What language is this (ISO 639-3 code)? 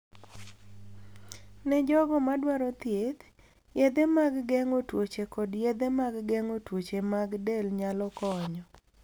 luo